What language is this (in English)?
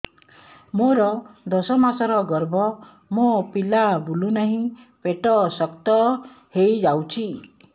Odia